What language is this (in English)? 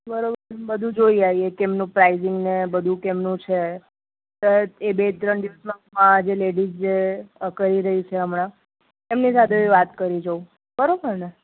Gujarati